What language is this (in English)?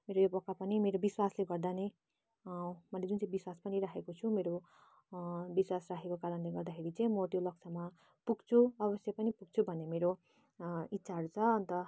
Nepali